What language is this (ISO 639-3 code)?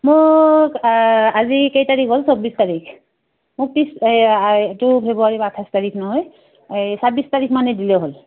asm